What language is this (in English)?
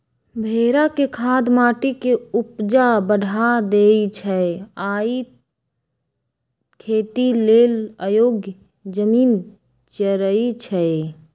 Magahi